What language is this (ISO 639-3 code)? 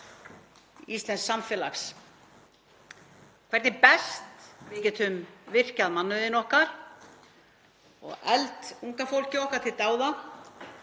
isl